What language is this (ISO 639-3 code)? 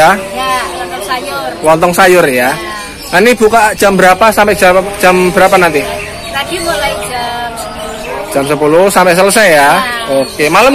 ind